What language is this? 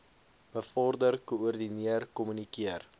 Afrikaans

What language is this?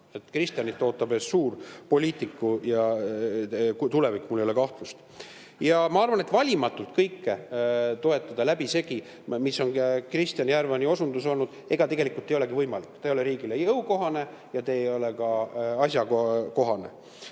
Estonian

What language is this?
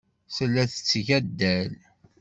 Kabyle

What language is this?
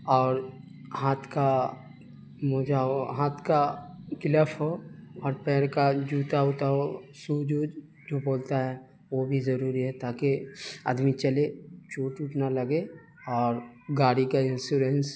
Urdu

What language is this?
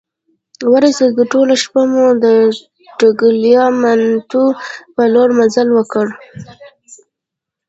Pashto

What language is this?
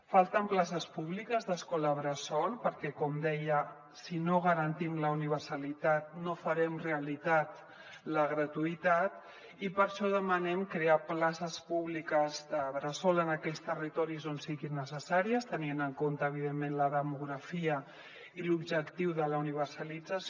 Catalan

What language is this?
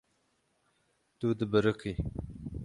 Kurdish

